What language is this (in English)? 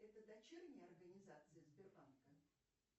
Russian